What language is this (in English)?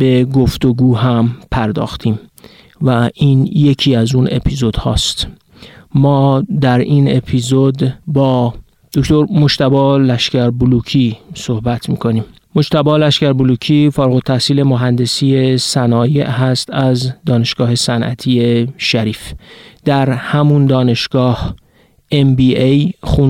Persian